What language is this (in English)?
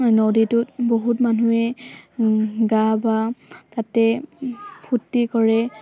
Assamese